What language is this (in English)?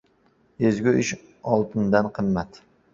Uzbek